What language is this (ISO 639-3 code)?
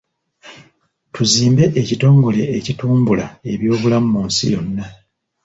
lug